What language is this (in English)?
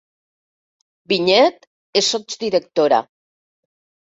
Catalan